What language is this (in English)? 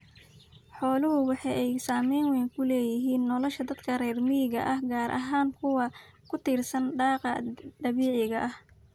Somali